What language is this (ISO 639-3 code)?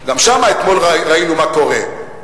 heb